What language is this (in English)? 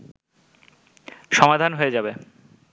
Bangla